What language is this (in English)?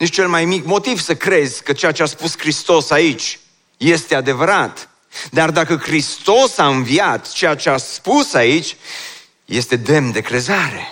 Romanian